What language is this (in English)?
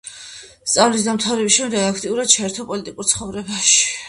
Georgian